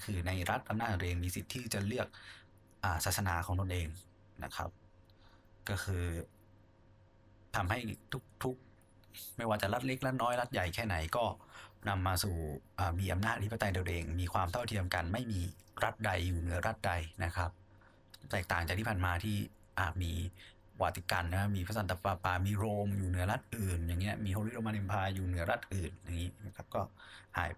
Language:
Thai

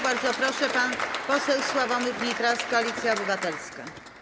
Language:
Polish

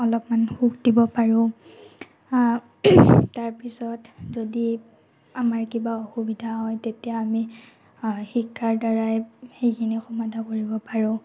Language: Assamese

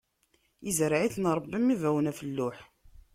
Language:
Kabyle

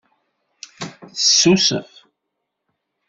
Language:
Kabyle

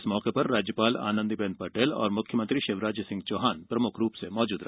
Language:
Hindi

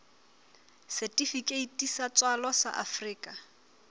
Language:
Southern Sotho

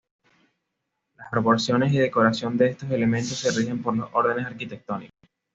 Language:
Spanish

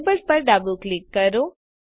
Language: Gujarati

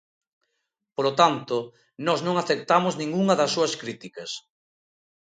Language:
Galician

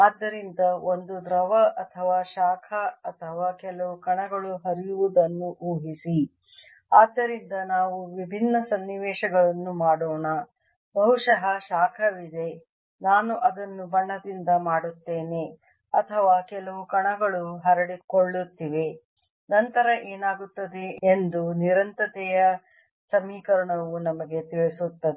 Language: Kannada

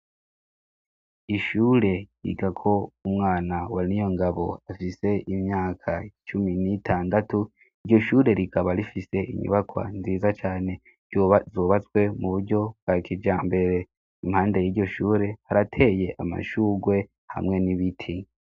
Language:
Rundi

